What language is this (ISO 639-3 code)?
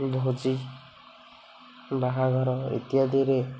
ori